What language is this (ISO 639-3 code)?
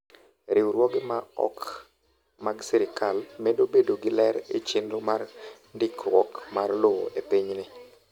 luo